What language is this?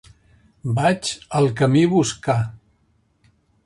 Catalan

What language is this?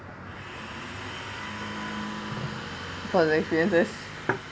English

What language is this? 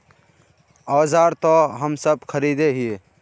Magahi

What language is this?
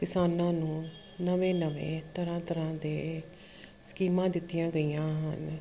Punjabi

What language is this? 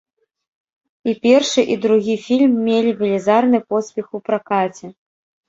Belarusian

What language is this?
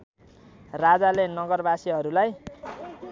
Nepali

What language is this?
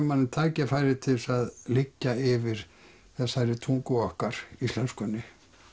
Icelandic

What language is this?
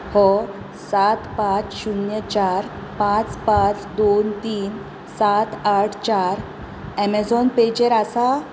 Konkani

